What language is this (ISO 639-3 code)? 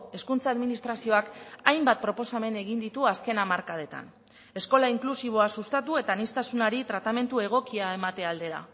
eus